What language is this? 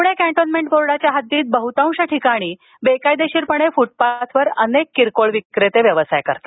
Marathi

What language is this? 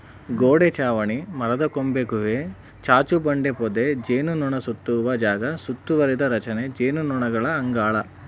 Kannada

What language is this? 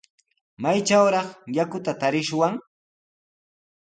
Sihuas Ancash Quechua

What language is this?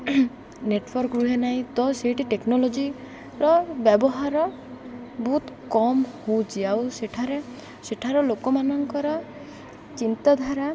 Odia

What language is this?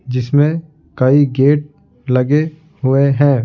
Hindi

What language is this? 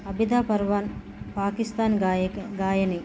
Telugu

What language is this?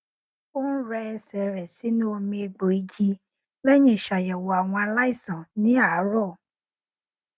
Yoruba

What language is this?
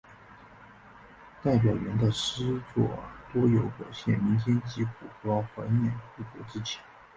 Chinese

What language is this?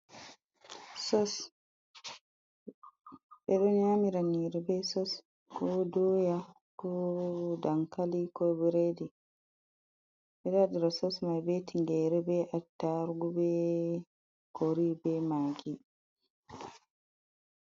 Fula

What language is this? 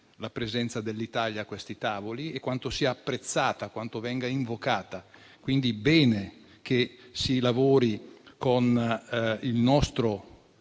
Italian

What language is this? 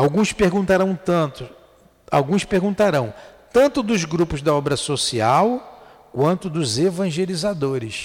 Portuguese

